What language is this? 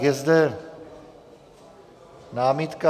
Czech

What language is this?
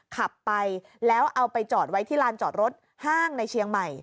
Thai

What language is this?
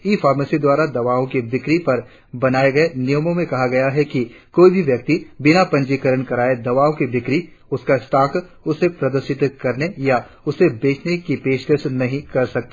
Hindi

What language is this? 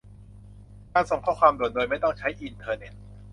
Thai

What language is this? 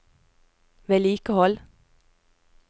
Norwegian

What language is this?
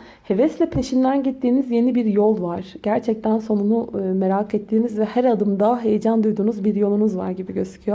Turkish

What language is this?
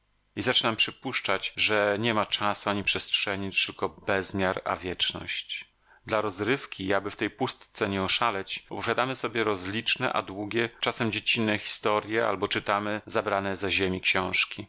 Polish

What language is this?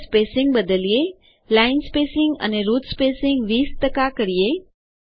Gujarati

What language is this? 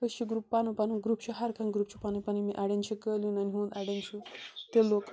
Kashmiri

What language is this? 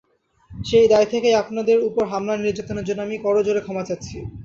Bangla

